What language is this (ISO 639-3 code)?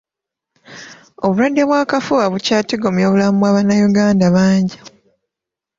lug